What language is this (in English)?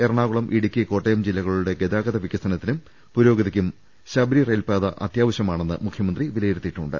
Malayalam